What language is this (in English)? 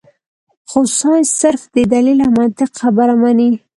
Pashto